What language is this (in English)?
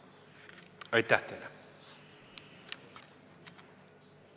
Estonian